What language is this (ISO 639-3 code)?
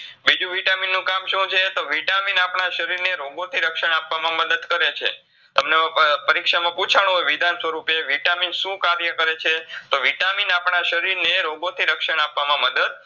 guj